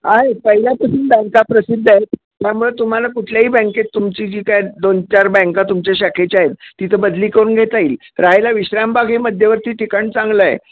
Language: Marathi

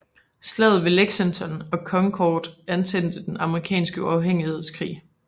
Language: Danish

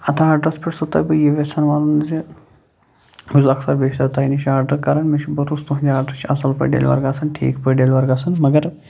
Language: Kashmiri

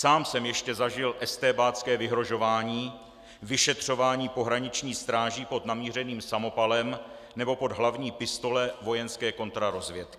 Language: Czech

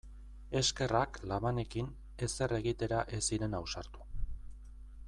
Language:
Basque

